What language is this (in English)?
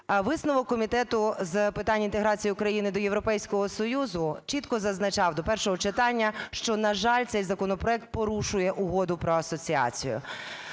Ukrainian